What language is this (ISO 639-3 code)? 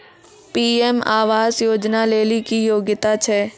mai